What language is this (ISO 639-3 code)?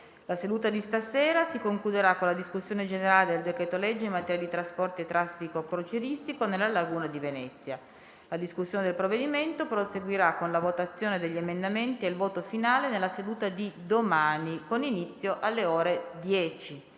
ita